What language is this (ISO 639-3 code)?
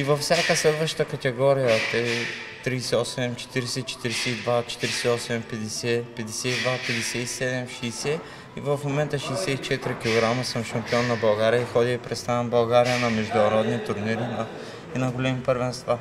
bul